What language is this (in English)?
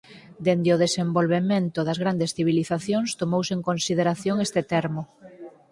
Galician